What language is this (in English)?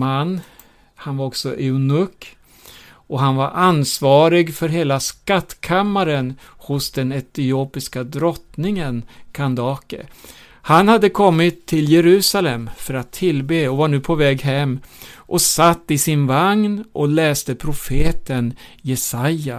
Swedish